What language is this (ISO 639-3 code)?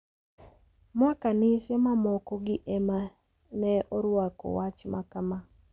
luo